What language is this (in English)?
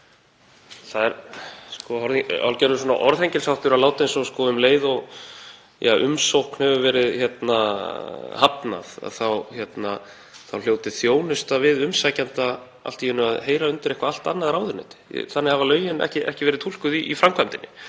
Icelandic